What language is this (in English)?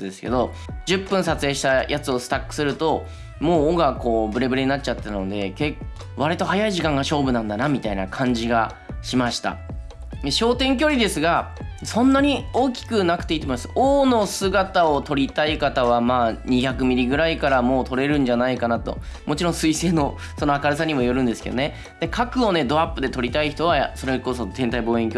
Japanese